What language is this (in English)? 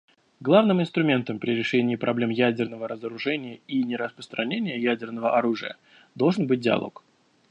Russian